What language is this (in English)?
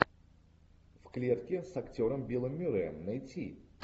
Russian